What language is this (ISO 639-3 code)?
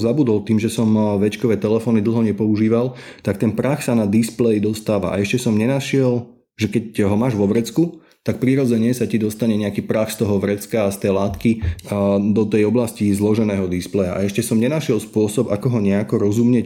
slk